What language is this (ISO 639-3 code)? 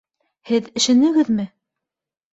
bak